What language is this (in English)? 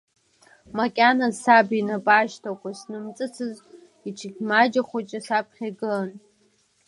Abkhazian